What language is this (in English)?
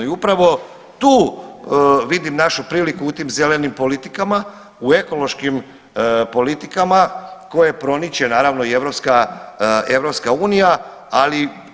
Croatian